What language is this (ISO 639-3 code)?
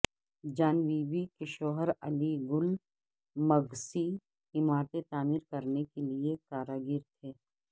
urd